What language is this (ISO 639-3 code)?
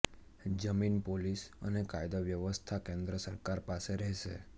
guj